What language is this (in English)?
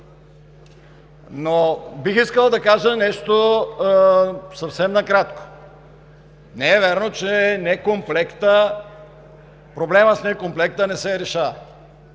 Bulgarian